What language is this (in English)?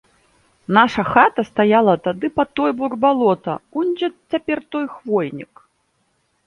Belarusian